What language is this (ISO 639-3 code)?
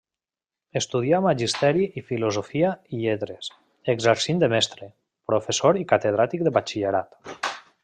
cat